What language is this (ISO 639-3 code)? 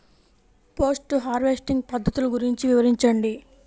tel